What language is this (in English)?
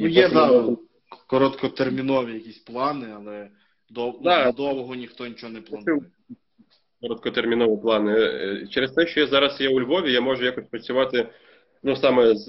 Ukrainian